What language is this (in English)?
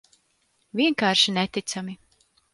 Latvian